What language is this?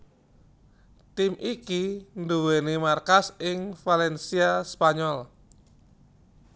Javanese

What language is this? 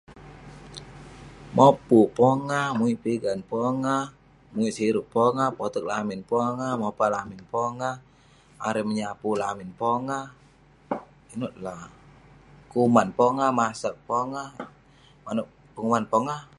Western Penan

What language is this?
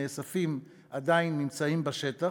Hebrew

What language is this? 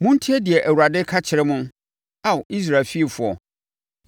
Akan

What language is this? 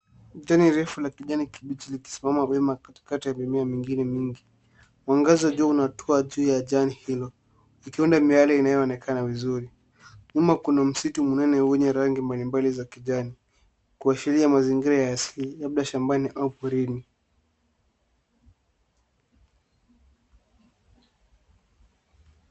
Swahili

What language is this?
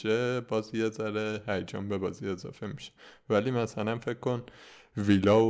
Persian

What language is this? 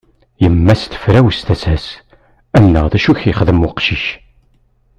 Kabyle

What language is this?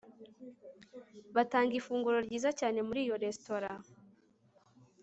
Kinyarwanda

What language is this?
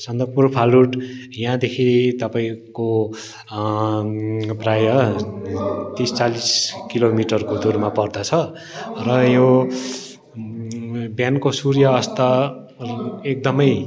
Nepali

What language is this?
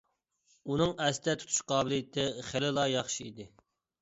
Uyghur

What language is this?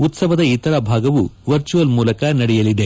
Kannada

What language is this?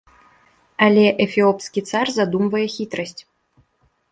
Belarusian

